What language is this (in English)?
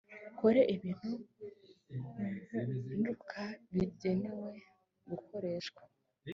Kinyarwanda